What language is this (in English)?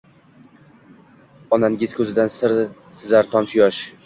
Uzbek